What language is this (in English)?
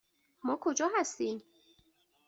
Persian